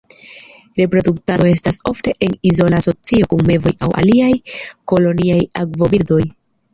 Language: Esperanto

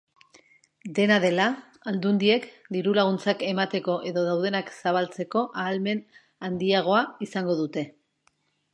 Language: Basque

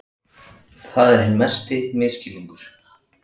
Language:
Icelandic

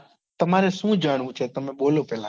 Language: Gujarati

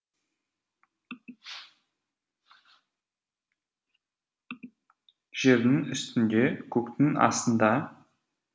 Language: Kazakh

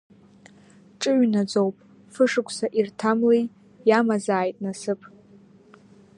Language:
Abkhazian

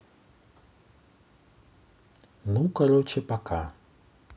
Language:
Russian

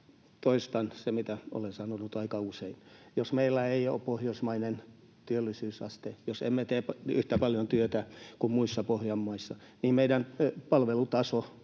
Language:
Finnish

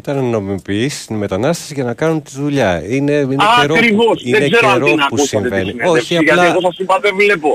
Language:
Greek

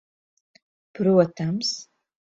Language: Latvian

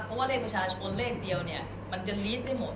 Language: Thai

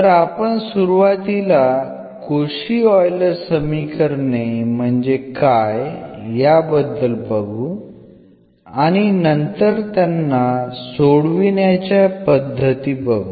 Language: Marathi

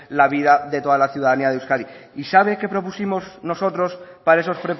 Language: Spanish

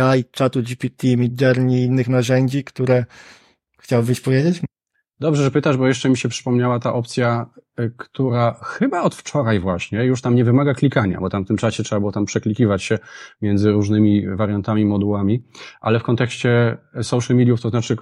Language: Polish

